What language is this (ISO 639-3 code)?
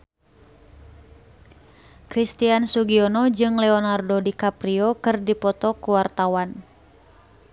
sun